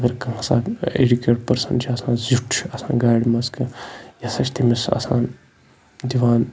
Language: Kashmiri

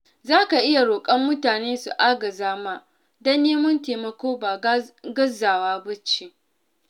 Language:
Hausa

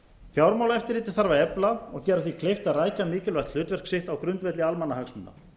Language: Icelandic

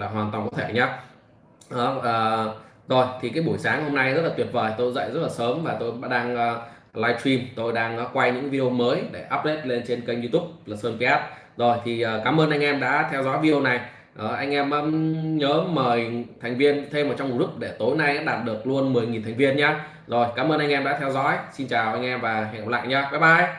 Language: Vietnamese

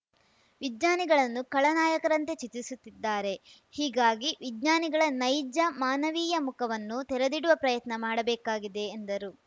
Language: Kannada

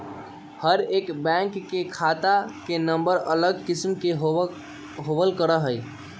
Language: Magahi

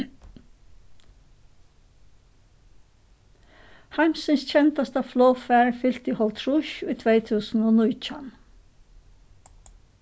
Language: Faroese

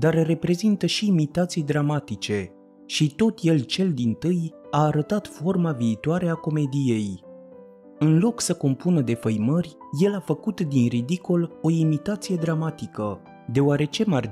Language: Romanian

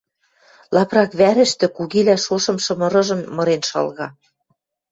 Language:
Western Mari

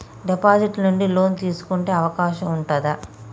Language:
Telugu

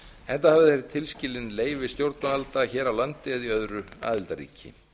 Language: Icelandic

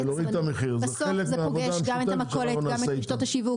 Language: Hebrew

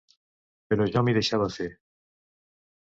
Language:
Catalan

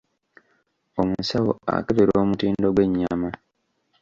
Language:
Ganda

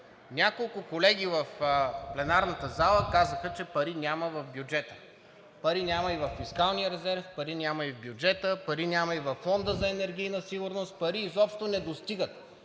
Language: Bulgarian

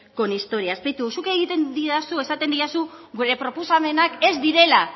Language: Basque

